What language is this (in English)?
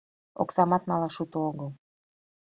Mari